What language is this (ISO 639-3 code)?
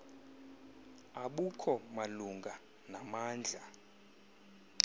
xho